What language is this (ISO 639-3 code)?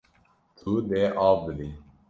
kur